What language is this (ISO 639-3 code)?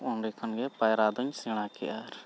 sat